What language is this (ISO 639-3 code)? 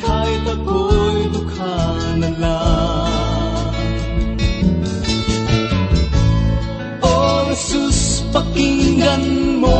fil